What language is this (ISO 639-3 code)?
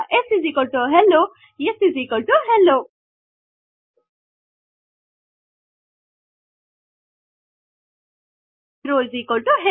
kan